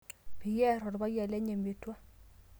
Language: Masai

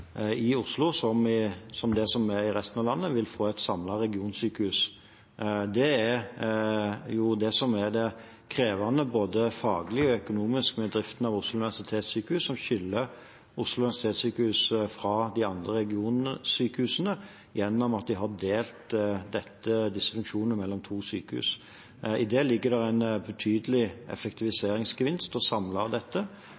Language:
Norwegian Bokmål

